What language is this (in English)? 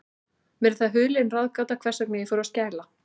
Icelandic